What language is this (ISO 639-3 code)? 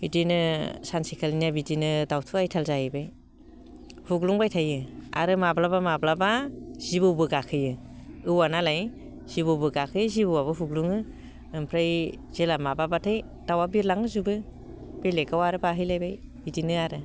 brx